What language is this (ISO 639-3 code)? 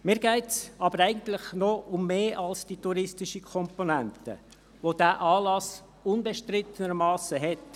gsw